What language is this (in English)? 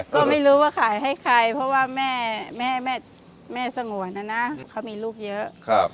Thai